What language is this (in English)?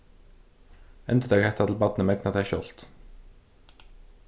Faroese